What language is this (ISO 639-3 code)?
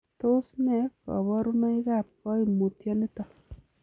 kln